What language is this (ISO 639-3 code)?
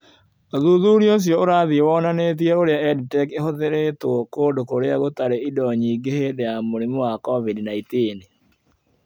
kik